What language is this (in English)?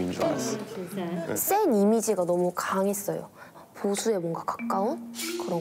Korean